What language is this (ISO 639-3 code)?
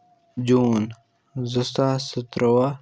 kas